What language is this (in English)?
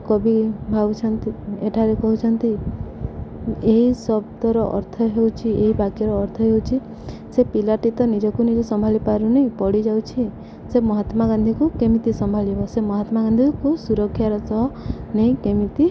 Odia